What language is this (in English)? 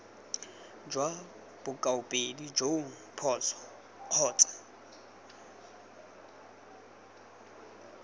Tswana